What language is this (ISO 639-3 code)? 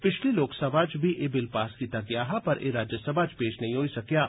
doi